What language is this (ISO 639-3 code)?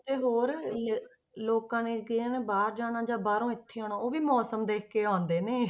pan